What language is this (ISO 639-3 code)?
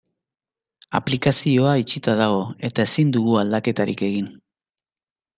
eus